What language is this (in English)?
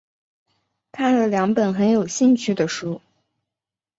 Chinese